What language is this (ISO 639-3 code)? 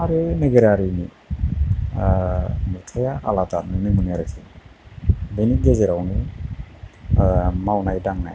brx